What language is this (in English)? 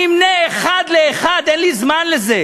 Hebrew